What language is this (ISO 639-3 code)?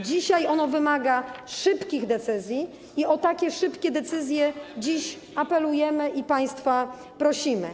pol